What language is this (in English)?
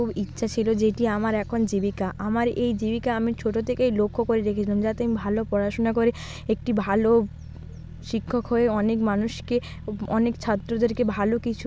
Bangla